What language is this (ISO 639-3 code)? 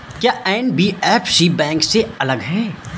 hin